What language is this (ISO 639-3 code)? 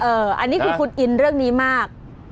tha